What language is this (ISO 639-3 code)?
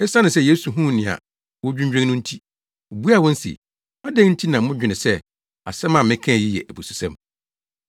aka